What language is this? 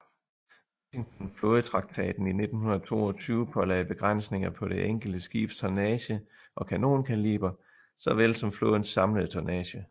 Danish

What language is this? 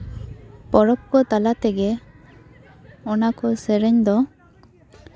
Santali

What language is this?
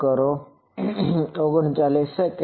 Gujarati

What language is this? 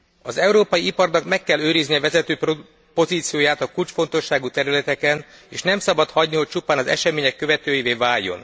Hungarian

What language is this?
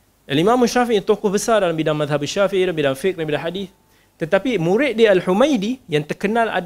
Malay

